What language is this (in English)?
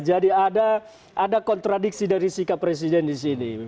Indonesian